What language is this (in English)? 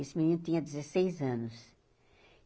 Portuguese